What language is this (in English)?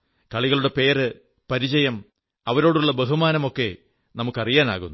Malayalam